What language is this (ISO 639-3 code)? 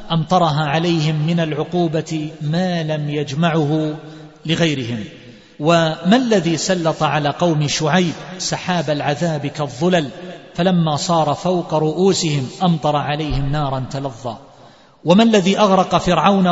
ara